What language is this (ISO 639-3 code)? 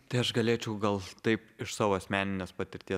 lit